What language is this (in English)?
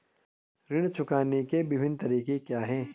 Hindi